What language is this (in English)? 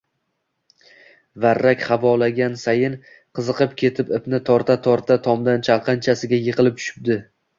Uzbek